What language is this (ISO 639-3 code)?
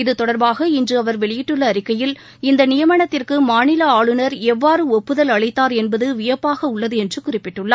tam